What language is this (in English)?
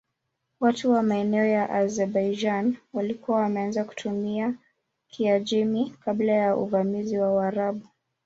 Swahili